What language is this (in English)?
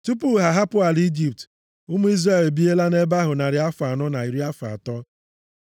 Igbo